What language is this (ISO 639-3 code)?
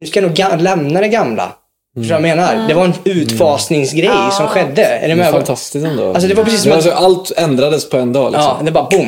swe